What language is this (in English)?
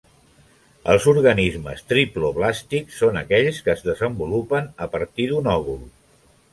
Catalan